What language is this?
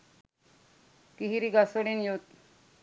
Sinhala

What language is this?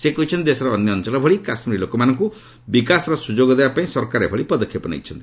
Odia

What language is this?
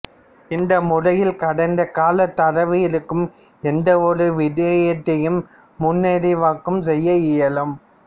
Tamil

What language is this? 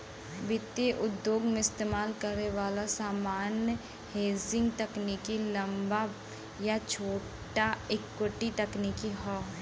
Bhojpuri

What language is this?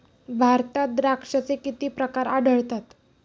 Marathi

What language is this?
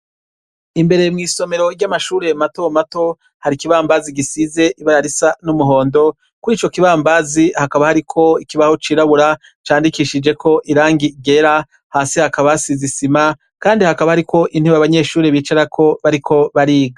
Rundi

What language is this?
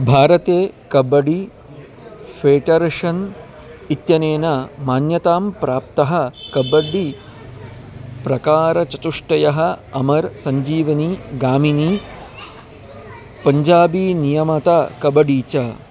Sanskrit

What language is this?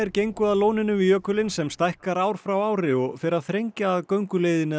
Icelandic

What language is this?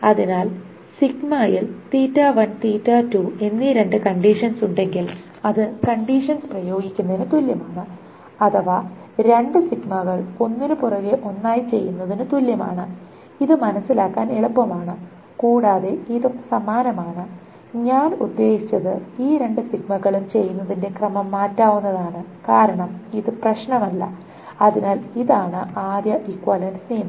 Malayalam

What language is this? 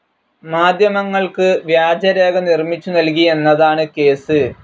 Malayalam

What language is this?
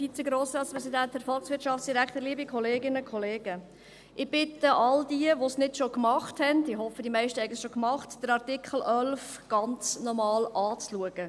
Swiss German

